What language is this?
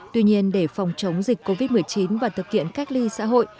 Vietnamese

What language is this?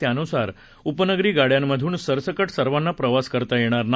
Marathi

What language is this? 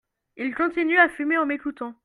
French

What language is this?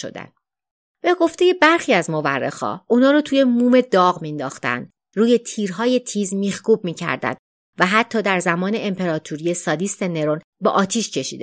Persian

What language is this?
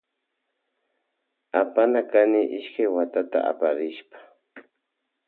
Loja Highland Quichua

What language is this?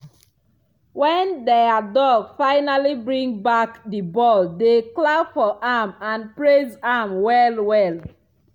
Nigerian Pidgin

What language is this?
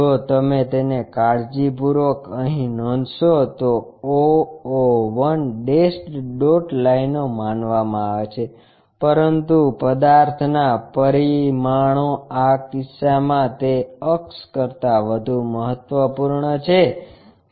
Gujarati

